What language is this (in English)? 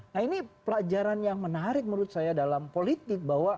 Indonesian